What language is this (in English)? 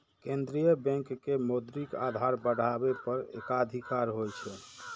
Maithili